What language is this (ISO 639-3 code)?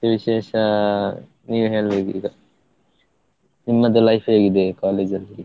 kan